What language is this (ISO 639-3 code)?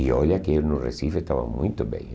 por